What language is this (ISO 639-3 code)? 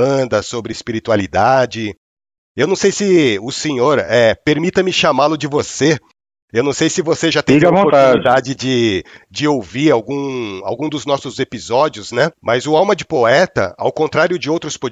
por